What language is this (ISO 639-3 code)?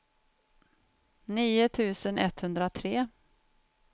swe